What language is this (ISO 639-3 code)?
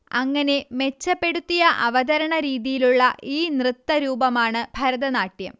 mal